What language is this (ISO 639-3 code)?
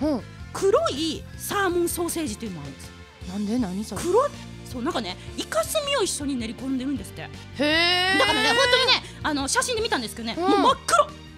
jpn